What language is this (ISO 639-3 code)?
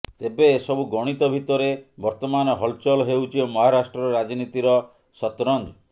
ori